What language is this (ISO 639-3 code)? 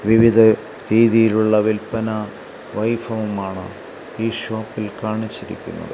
mal